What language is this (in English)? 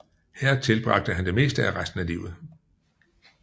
Danish